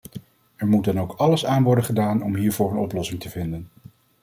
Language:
Dutch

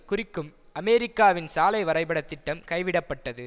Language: Tamil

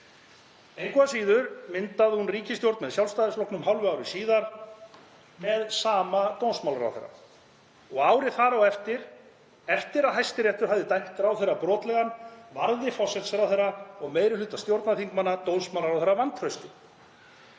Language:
Icelandic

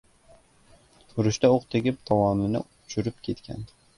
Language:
Uzbek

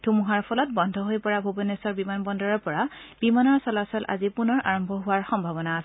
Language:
Assamese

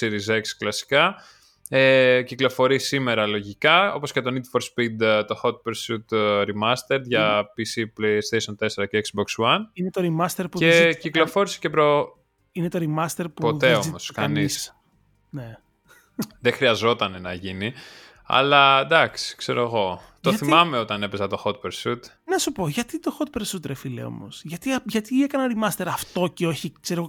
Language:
Greek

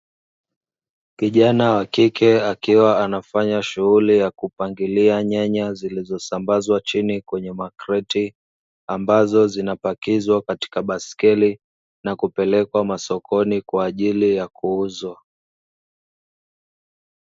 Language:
Swahili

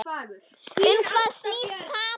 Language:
Icelandic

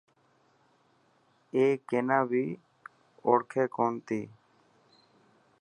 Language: Dhatki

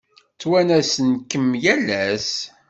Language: Kabyle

